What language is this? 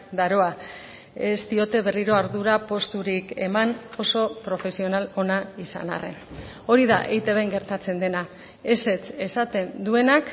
Basque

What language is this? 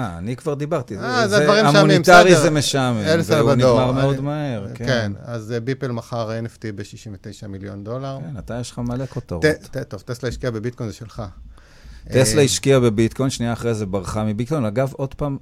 Hebrew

